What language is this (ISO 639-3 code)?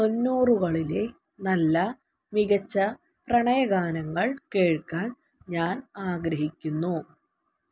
mal